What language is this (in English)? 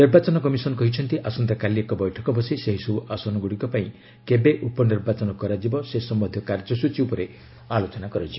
Odia